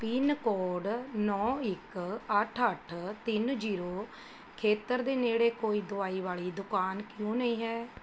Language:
Punjabi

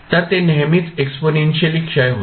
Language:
Marathi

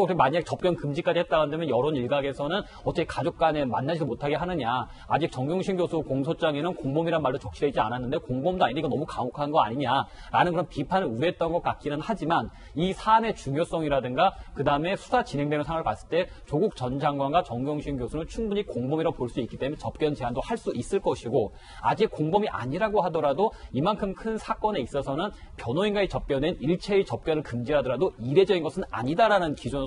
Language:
Korean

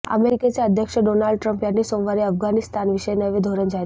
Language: Marathi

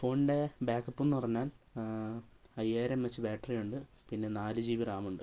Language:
Malayalam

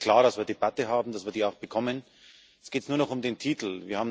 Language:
German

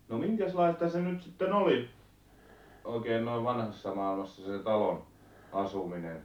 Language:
Finnish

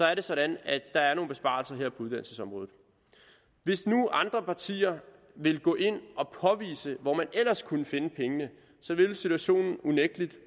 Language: Danish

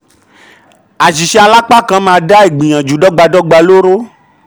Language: Yoruba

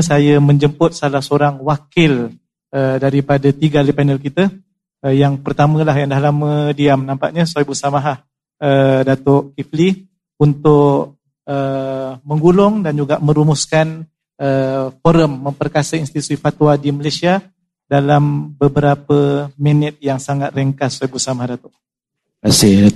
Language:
Malay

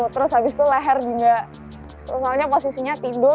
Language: Indonesian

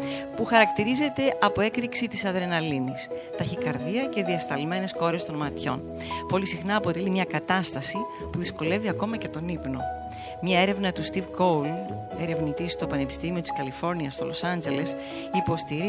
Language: Greek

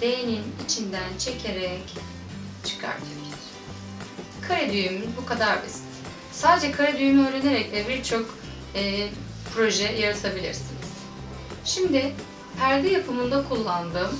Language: Turkish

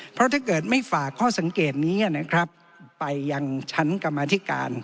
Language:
Thai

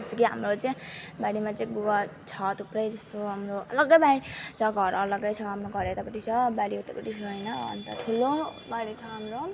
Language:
Nepali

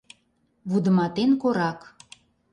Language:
Mari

